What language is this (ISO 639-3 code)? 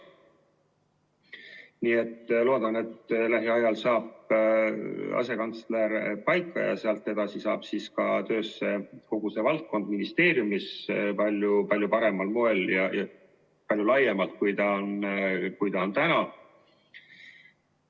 est